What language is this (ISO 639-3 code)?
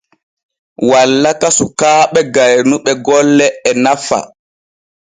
fue